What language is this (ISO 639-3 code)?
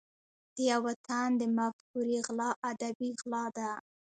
pus